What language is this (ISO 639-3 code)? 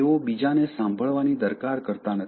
guj